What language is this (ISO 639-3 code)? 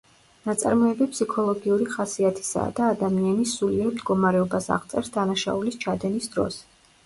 kat